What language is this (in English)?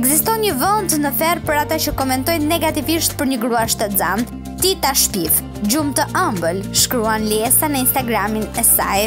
Romanian